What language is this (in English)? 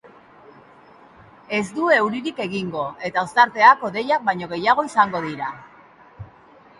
Basque